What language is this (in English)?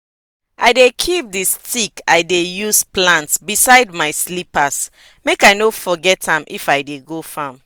Nigerian Pidgin